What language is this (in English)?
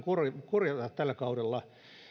Finnish